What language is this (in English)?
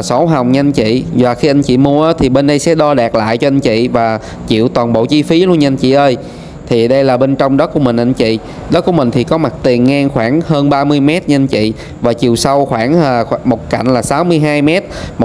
Vietnamese